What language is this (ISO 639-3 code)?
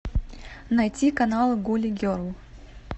rus